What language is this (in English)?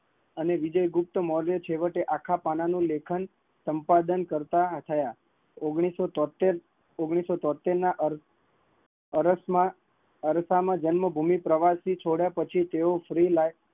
Gujarati